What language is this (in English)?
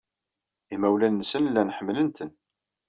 Kabyle